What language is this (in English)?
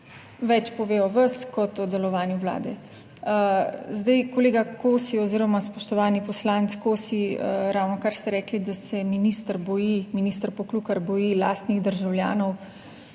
Slovenian